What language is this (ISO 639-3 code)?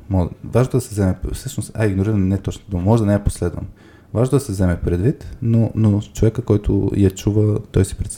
bul